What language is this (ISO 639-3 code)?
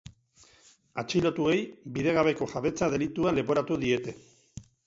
eus